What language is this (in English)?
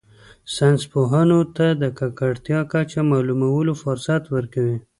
Pashto